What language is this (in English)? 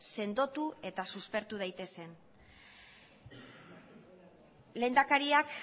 Basque